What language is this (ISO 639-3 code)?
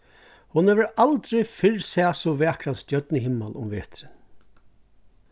fao